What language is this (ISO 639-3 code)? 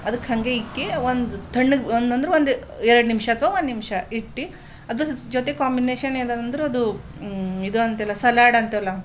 kan